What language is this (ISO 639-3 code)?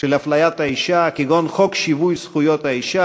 heb